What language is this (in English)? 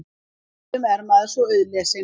Icelandic